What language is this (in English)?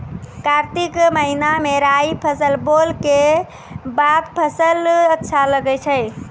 Maithili